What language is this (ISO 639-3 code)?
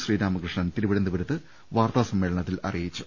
mal